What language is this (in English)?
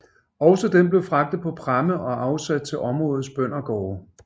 Danish